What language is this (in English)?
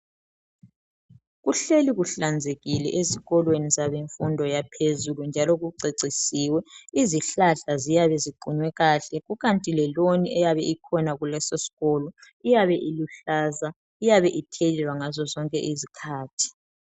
North Ndebele